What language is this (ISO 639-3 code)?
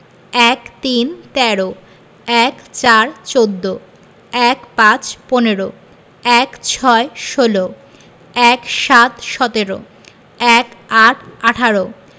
ben